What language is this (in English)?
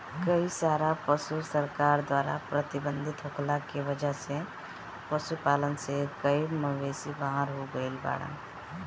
Bhojpuri